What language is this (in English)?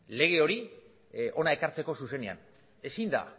Basque